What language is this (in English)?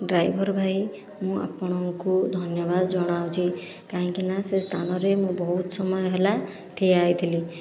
Odia